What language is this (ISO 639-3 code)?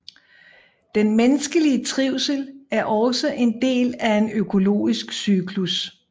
dan